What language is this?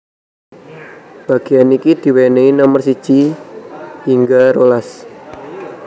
Javanese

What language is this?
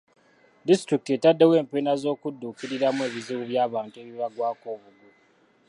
Ganda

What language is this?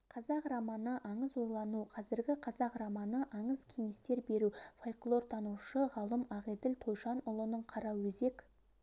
Kazakh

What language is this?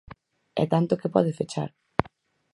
Galician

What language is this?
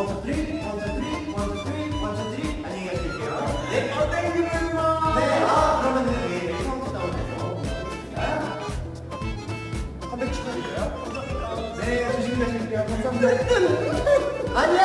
Korean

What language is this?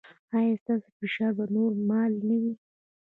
Pashto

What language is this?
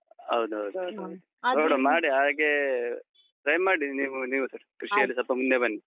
Kannada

